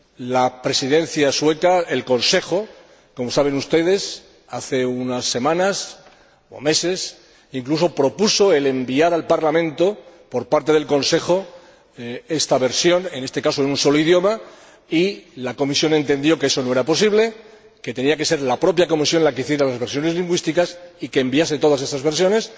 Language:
Spanish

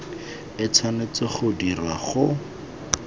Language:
Tswana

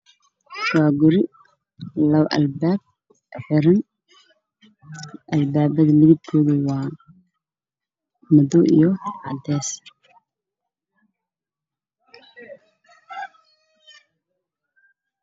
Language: Somali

